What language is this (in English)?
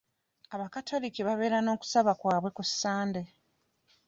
Ganda